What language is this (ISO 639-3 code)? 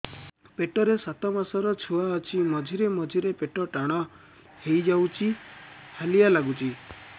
ori